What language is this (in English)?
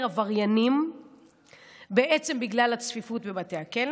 Hebrew